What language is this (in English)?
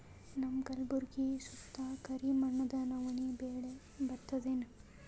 Kannada